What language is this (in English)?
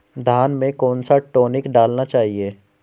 Hindi